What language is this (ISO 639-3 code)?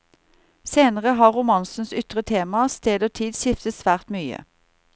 nor